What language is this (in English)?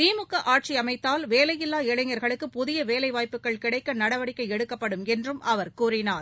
Tamil